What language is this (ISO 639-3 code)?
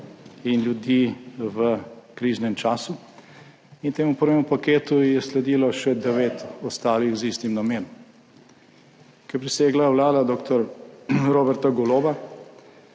slv